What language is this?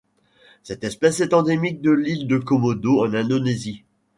French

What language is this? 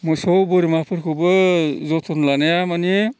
Bodo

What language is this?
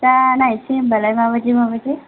Bodo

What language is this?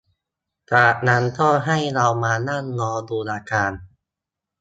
Thai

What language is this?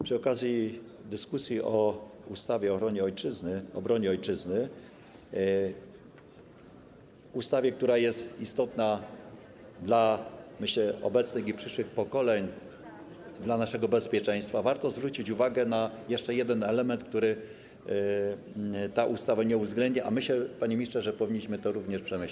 Polish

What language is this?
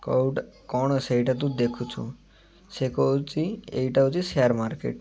Odia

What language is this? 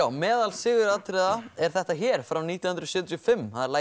Icelandic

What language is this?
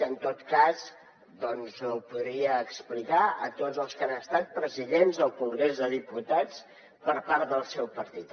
Catalan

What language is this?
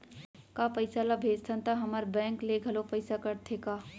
Chhattisgarhi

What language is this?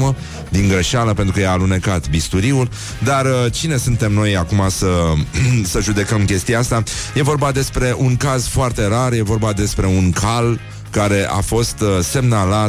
Romanian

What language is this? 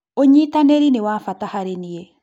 Kikuyu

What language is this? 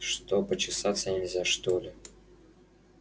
Russian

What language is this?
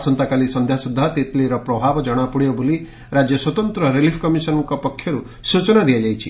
Odia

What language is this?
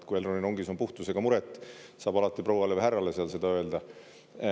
Estonian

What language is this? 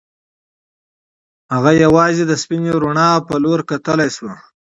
Pashto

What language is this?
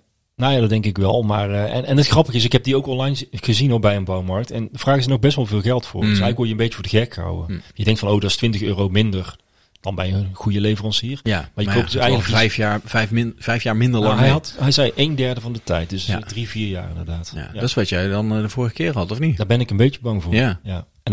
Dutch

